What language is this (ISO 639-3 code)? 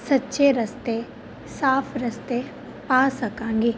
pan